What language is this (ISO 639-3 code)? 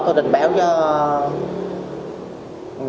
vie